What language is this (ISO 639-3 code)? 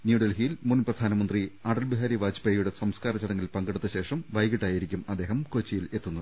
mal